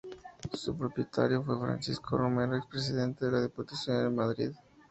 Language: Spanish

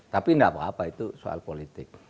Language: Indonesian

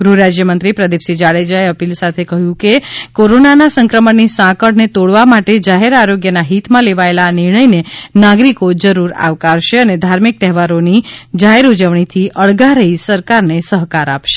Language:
Gujarati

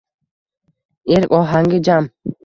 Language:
Uzbek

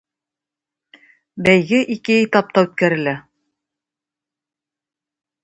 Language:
Tatar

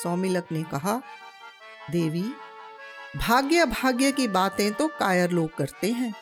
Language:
Hindi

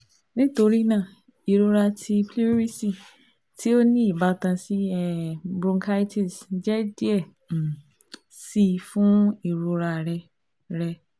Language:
Yoruba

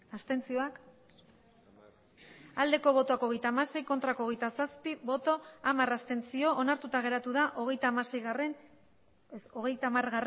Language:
Basque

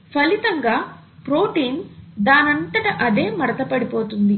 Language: Telugu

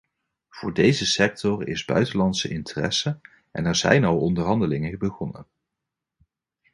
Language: Dutch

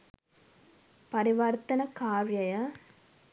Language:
Sinhala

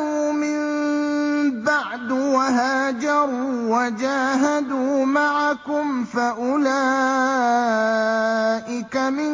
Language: Arabic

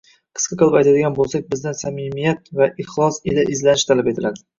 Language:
Uzbek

